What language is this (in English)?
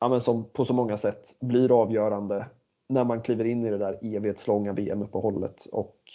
Swedish